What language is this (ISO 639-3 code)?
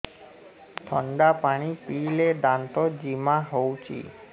ori